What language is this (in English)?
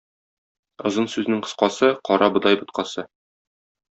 Tatar